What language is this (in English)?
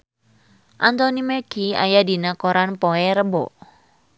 Sundanese